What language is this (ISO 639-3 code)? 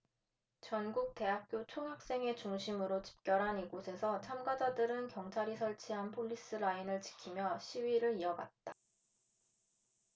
kor